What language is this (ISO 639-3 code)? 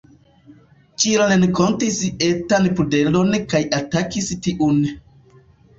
epo